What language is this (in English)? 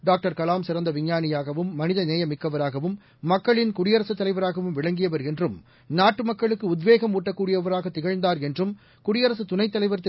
Tamil